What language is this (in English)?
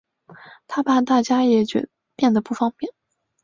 Chinese